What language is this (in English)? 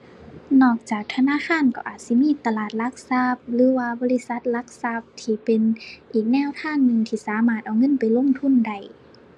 Thai